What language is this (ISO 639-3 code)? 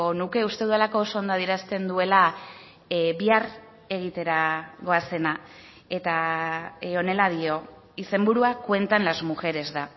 eus